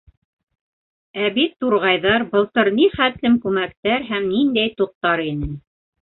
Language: Bashkir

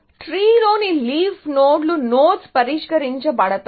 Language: Telugu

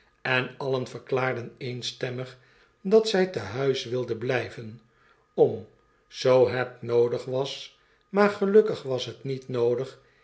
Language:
Dutch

